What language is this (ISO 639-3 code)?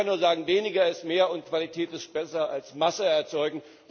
deu